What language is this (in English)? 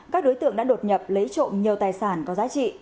Vietnamese